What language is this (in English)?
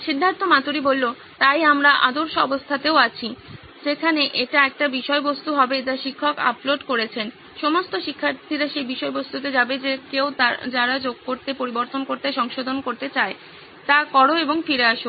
Bangla